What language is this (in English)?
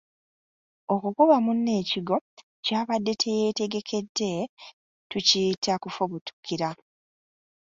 Ganda